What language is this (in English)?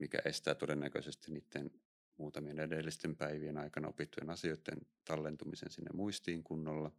Finnish